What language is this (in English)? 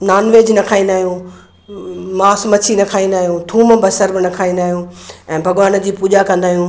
Sindhi